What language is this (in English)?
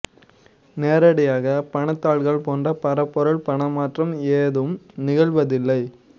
Tamil